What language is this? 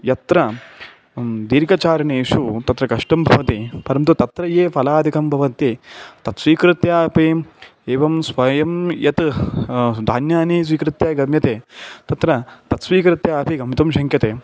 Sanskrit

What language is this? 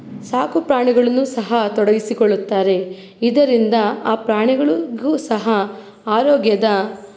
Kannada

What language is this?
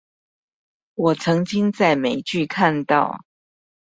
Chinese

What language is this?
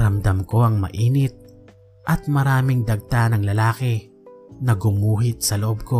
Filipino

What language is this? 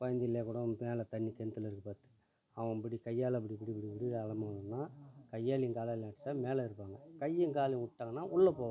Tamil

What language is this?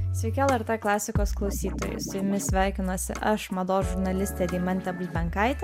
Lithuanian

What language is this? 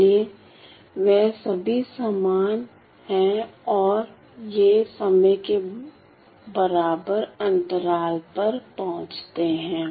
Hindi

